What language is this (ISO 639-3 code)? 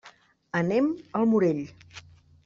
cat